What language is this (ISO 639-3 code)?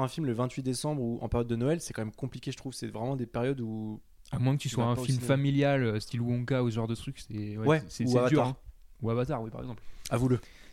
fra